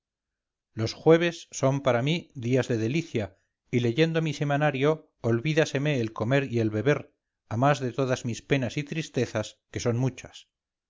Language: Spanish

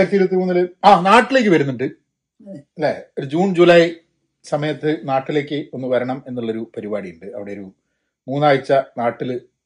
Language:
Malayalam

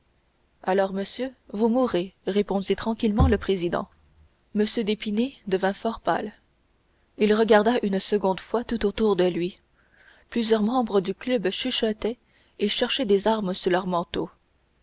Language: French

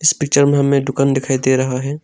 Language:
Hindi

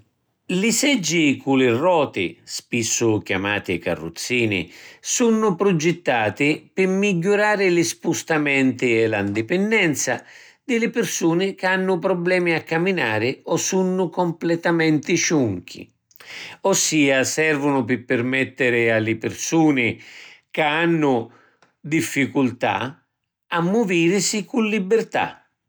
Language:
Sicilian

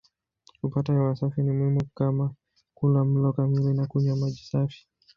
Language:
Swahili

